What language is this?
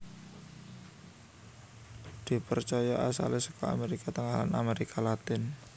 Javanese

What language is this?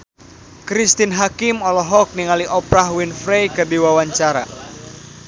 Sundanese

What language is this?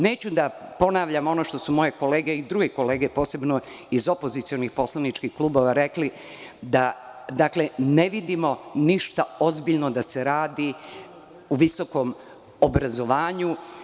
Serbian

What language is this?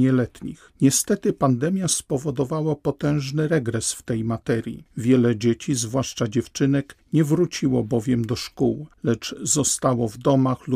Polish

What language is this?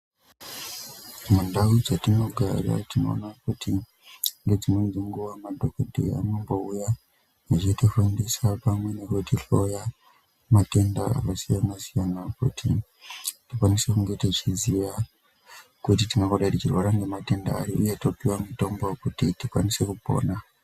Ndau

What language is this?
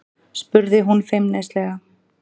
Icelandic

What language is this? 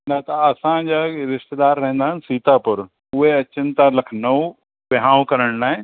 Sindhi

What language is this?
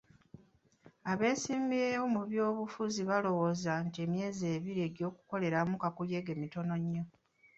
Ganda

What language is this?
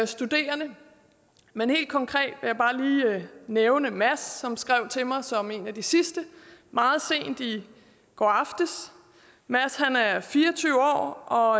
Danish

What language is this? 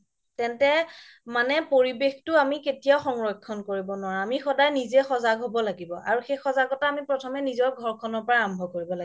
Assamese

